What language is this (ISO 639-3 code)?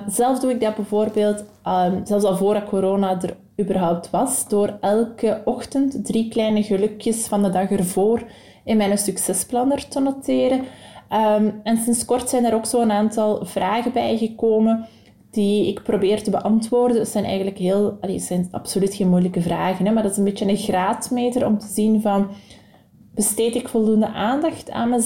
nld